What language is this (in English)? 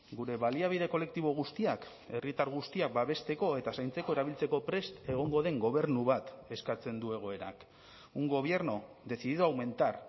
Basque